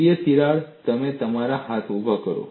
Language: Gujarati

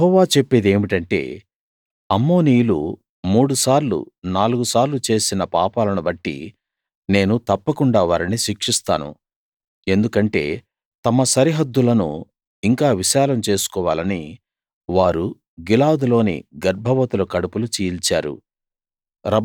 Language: Telugu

